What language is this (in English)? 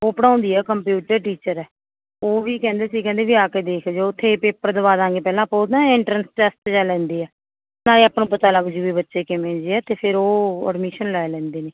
Punjabi